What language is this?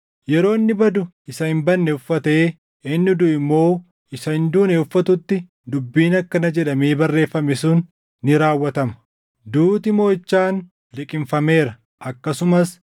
Oromo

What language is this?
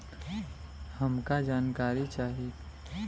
Bhojpuri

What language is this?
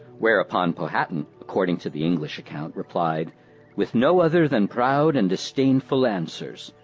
English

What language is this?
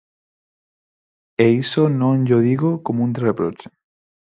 Galician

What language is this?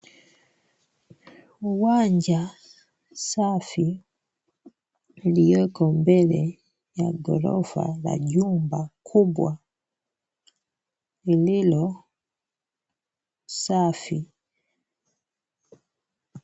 Swahili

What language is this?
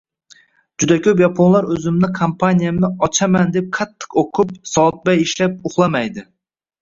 Uzbek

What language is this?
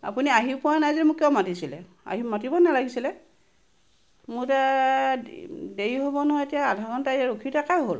Assamese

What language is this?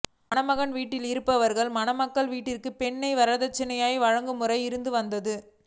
Tamil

